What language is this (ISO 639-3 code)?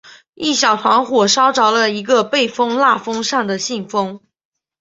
zho